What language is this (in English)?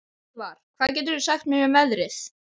Icelandic